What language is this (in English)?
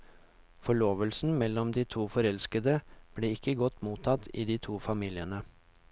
Norwegian